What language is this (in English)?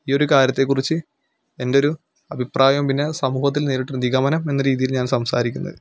Malayalam